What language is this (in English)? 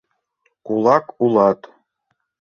Mari